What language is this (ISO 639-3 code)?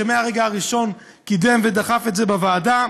heb